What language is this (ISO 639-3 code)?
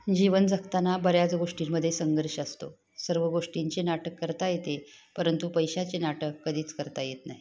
mar